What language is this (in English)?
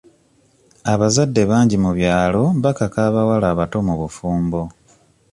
Ganda